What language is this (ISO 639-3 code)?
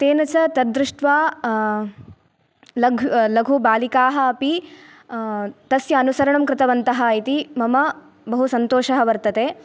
san